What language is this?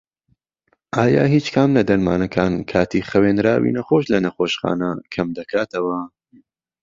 Central Kurdish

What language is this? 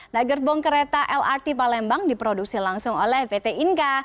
Indonesian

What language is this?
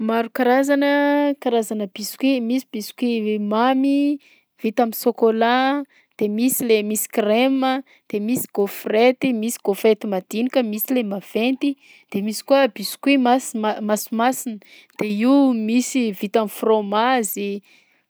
Southern Betsimisaraka Malagasy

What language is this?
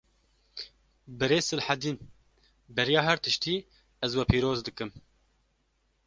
Kurdish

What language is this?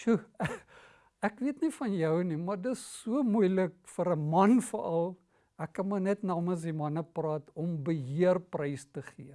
Dutch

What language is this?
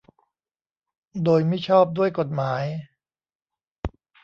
Thai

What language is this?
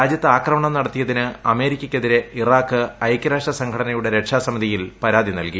Malayalam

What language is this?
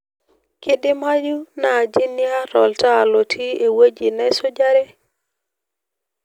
Masai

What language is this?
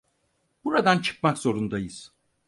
Turkish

